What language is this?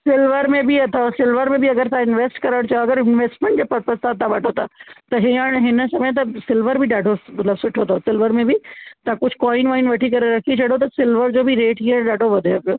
Sindhi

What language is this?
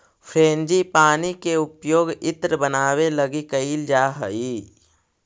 Magahi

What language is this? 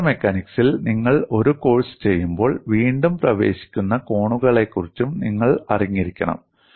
Malayalam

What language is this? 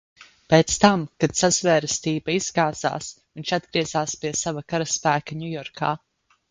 Latvian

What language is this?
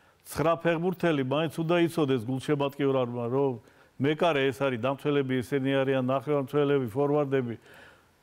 Romanian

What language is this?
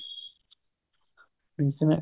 Punjabi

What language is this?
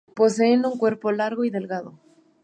Spanish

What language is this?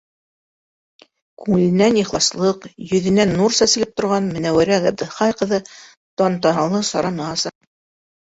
Bashkir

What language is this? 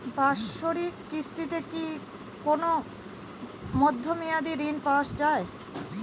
Bangla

